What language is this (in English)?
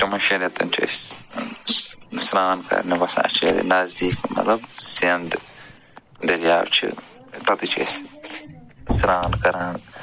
Kashmiri